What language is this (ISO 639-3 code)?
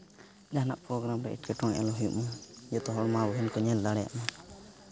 sat